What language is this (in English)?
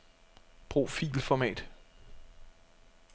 Danish